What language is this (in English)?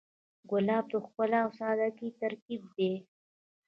Pashto